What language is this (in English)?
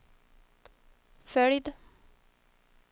Swedish